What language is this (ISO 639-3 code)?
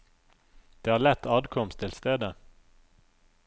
nor